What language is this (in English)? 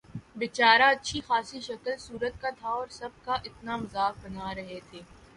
Urdu